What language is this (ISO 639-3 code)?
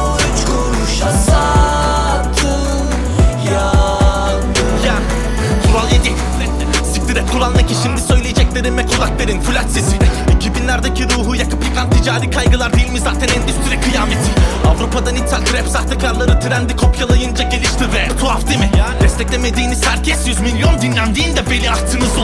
tur